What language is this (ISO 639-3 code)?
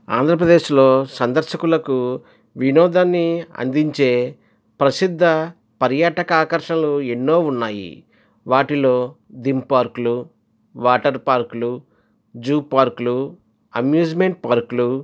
tel